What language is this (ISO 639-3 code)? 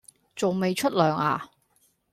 yue